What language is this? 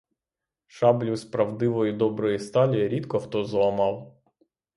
Ukrainian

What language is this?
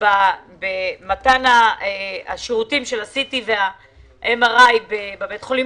Hebrew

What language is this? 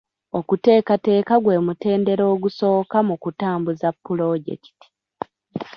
Ganda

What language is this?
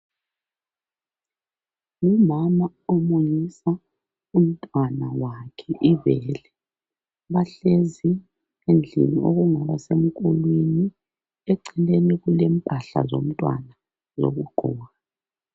North Ndebele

